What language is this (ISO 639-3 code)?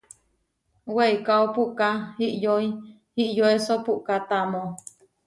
var